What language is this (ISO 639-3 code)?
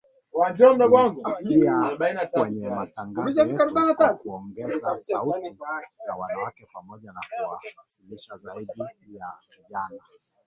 swa